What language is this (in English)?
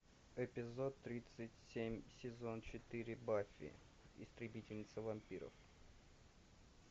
Russian